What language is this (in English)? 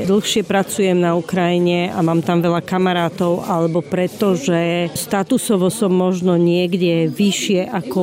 Slovak